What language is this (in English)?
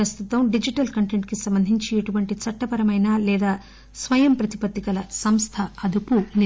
Telugu